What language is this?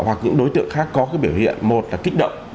Vietnamese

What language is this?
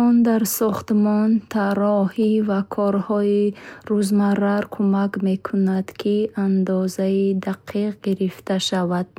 Bukharic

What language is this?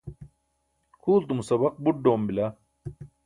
Burushaski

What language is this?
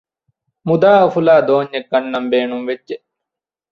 Divehi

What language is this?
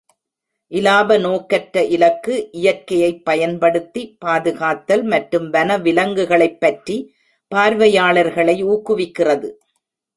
Tamil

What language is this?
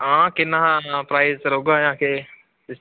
Dogri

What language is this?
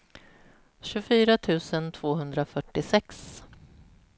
Swedish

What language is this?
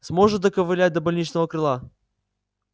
Russian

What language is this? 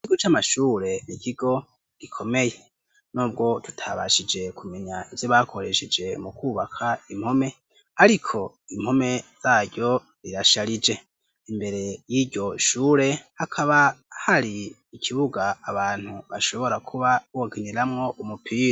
Rundi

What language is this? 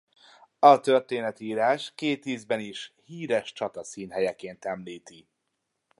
Hungarian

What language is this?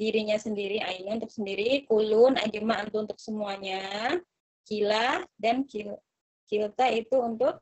Indonesian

